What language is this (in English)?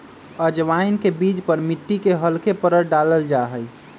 Magahi